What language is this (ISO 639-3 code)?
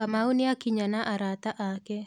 kik